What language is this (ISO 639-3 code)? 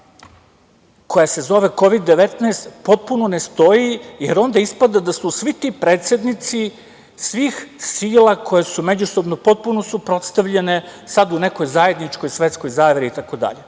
srp